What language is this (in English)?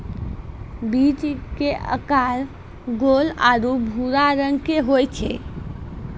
Maithili